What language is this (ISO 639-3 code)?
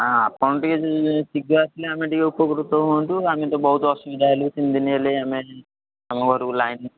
ori